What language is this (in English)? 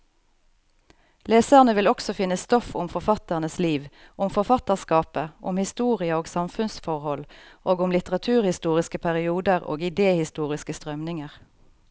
Norwegian